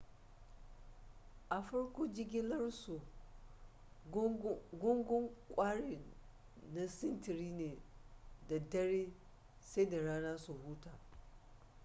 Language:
Hausa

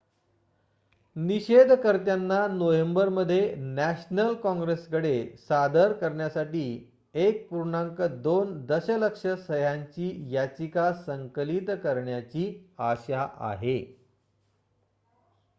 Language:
Marathi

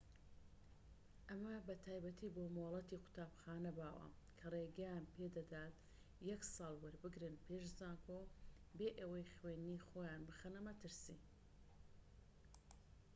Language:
Central Kurdish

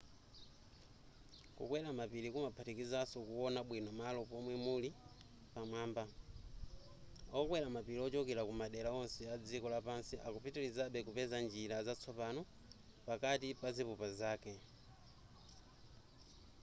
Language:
Nyanja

